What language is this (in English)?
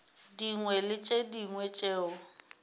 Northern Sotho